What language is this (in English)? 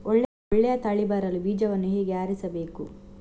Kannada